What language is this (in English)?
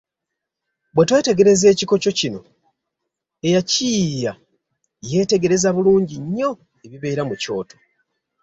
Ganda